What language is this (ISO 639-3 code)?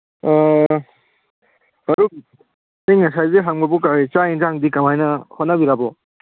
mni